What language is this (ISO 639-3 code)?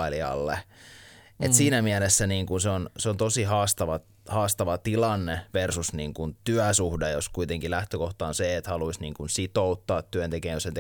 fin